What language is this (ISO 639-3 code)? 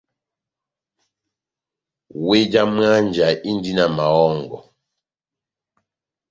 bnm